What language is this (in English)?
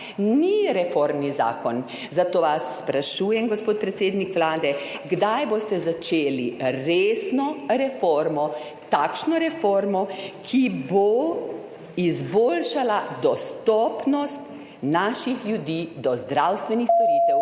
Slovenian